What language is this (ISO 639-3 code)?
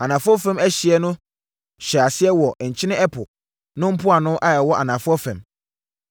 aka